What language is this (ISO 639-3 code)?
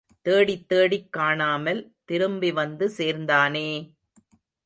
tam